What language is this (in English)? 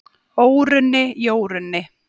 Icelandic